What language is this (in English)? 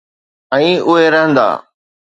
Sindhi